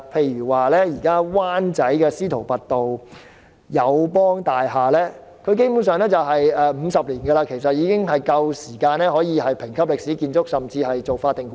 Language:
Cantonese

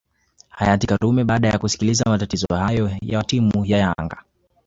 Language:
Swahili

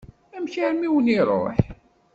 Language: Kabyle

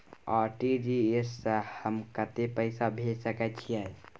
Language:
Maithili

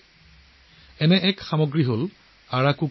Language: Assamese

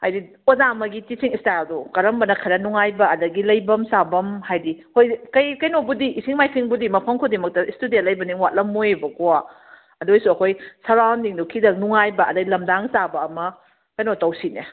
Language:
Manipuri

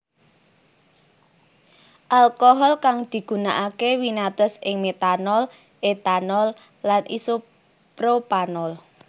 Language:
Javanese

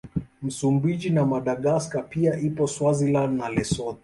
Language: Swahili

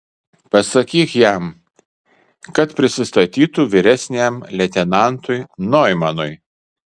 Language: Lithuanian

